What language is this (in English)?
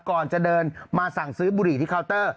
Thai